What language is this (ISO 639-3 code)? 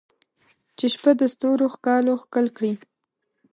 pus